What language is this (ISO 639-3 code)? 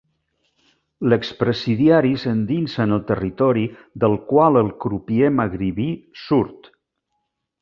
cat